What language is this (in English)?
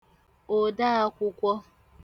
Igbo